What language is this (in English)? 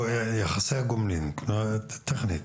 Hebrew